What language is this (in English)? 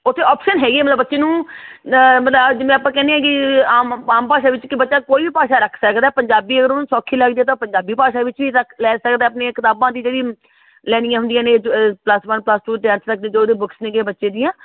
Punjabi